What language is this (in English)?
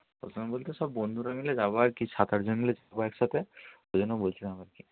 Bangla